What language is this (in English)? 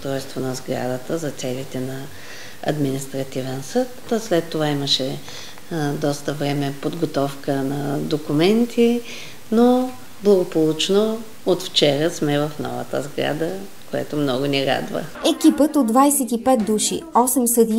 Bulgarian